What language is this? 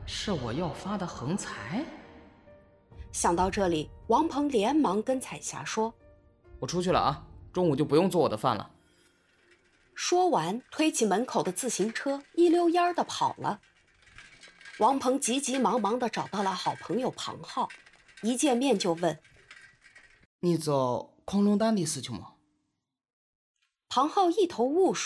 Chinese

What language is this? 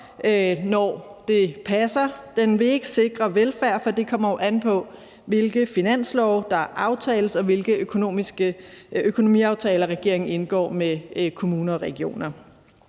Danish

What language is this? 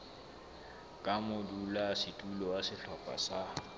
Southern Sotho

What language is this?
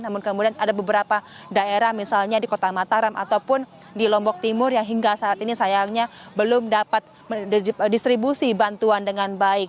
Indonesian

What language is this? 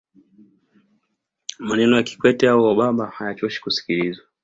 Swahili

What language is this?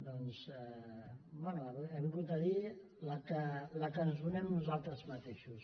Catalan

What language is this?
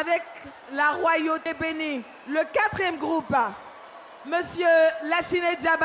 French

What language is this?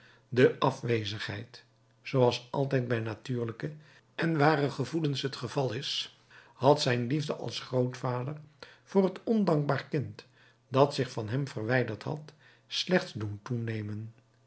Dutch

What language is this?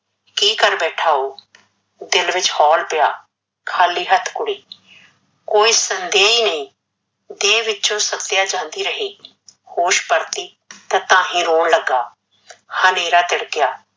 Punjabi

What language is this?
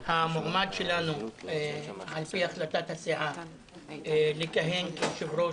Hebrew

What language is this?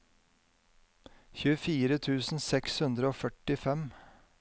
Norwegian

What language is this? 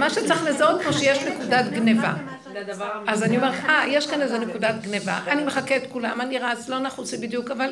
Hebrew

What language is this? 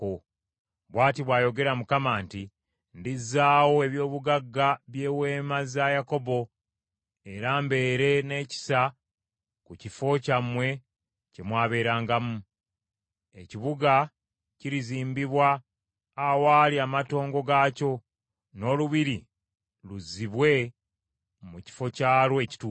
Ganda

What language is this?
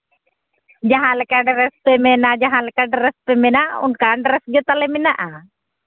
Santali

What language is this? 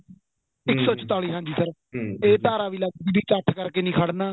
Punjabi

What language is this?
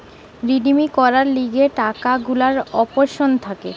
Bangla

